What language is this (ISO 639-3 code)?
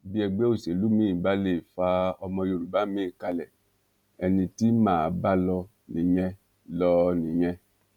yor